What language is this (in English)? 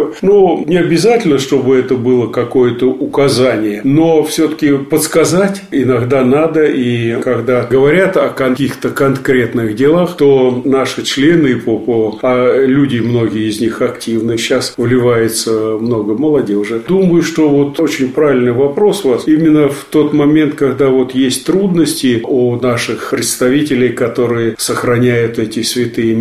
Russian